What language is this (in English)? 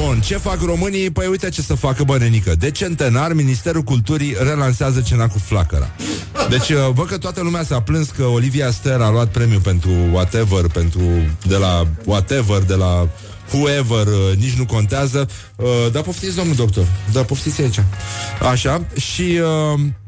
Romanian